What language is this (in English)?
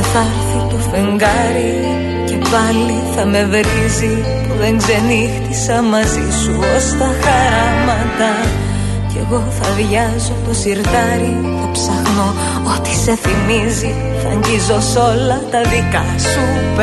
Greek